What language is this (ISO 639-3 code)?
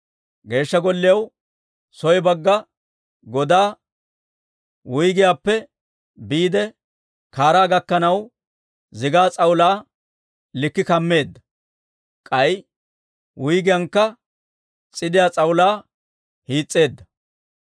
dwr